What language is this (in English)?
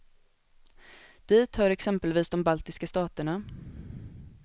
Swedish